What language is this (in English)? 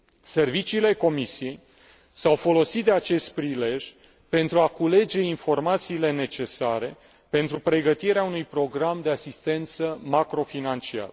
Romanian